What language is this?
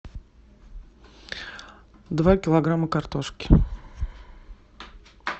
Russian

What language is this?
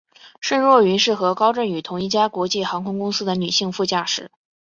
Chinese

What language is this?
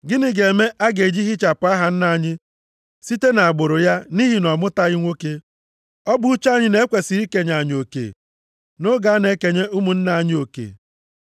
Igbo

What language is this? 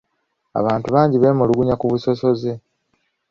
Ganda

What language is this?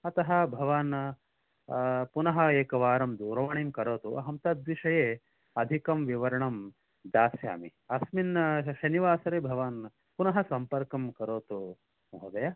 Sanskrit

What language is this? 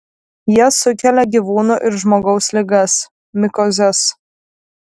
Lithuanian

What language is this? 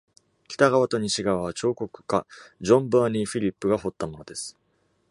Japanese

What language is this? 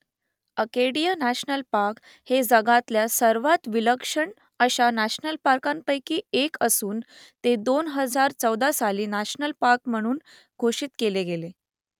Marathi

